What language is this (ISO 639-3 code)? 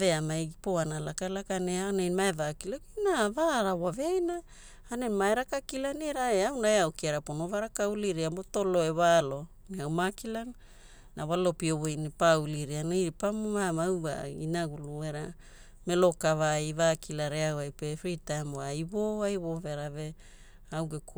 hul